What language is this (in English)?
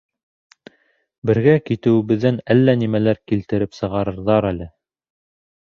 Bashkir